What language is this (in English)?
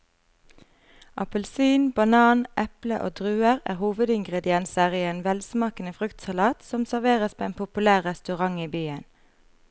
Norwegian